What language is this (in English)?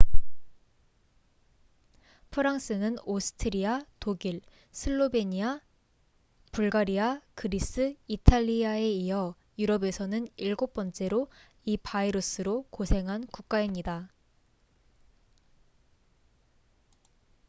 Korean